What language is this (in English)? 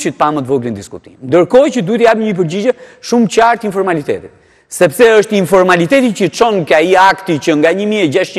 Romanian